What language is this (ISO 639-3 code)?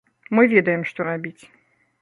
bel